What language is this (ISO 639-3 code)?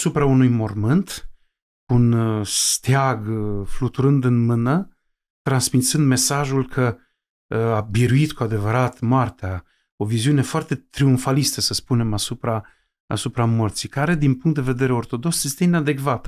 ron